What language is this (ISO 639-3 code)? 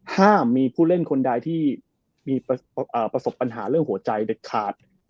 tha